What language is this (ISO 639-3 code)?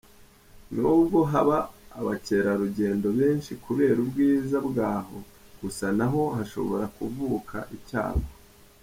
kin